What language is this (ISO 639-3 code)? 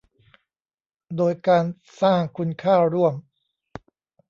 tha